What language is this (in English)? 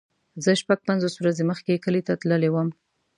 Pashto